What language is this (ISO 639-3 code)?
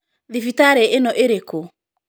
kik